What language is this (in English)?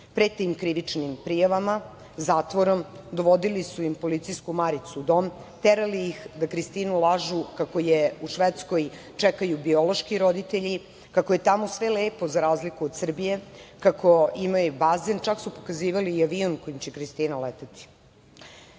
Serbian